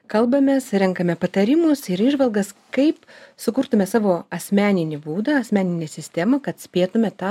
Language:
Lithuanian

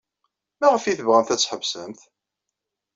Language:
Kabyle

